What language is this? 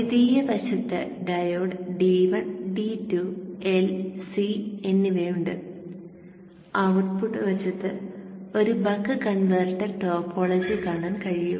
Malayalam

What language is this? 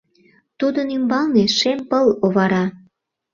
Mari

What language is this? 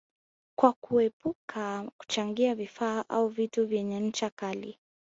Swahili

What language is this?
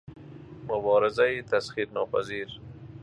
Persian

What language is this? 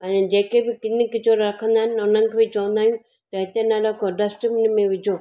Sindhi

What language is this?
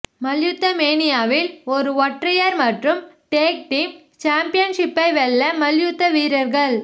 Tamil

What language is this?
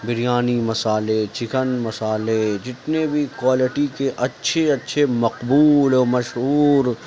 Urdu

